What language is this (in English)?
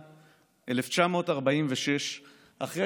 Hebrew